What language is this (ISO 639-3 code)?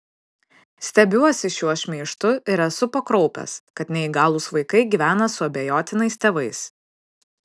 lit